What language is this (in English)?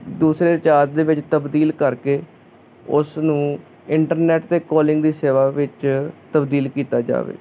Punjabi